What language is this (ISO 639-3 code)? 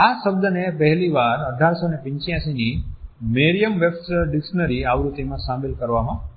guj